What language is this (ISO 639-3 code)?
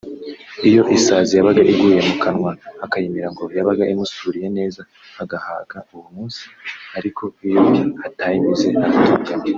kin